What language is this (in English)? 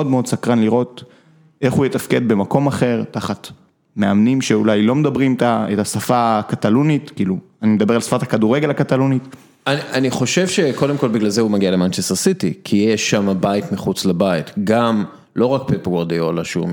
Hebrew